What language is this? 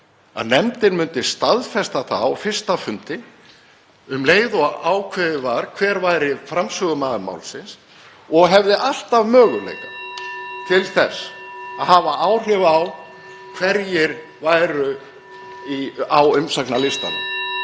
Icelandic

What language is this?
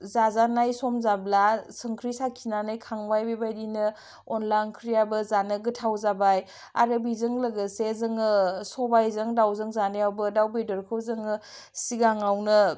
Bodo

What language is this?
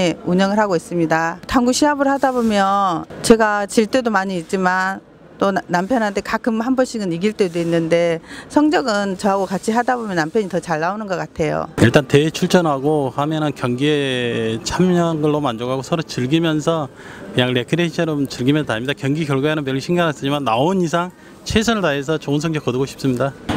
Korean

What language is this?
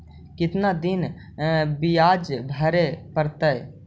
Magahi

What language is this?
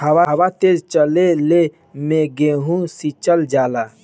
Bhojpuri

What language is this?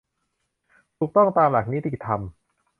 Thai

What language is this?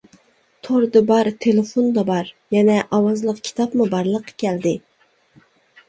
Uyghur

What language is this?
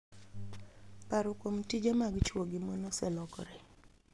Luo (Kenya and Tanzania)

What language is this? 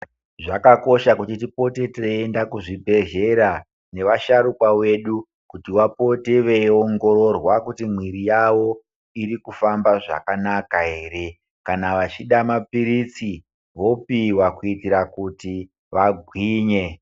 Ndau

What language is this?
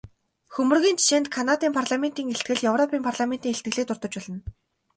Mongolian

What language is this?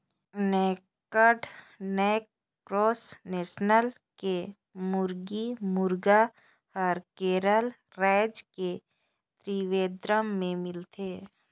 Chhattisgarhi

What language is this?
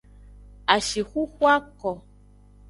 Aja (Benin)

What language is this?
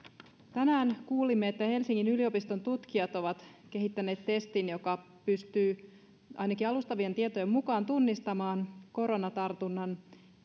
Finnish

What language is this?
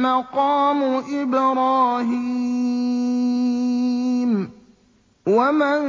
Arabic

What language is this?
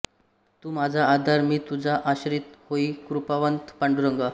Marathi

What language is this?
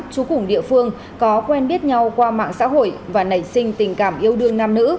Vietnamese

